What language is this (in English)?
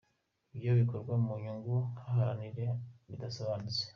Kinyarwanda